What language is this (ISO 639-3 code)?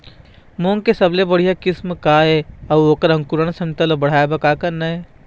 hne